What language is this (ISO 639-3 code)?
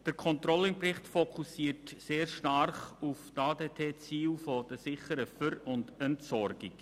gsw